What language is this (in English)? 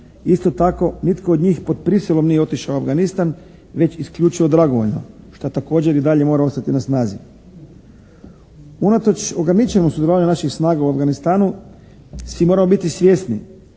Croatian